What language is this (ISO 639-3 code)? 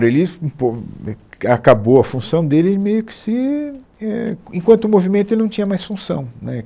por